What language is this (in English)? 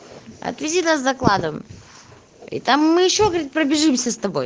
Russian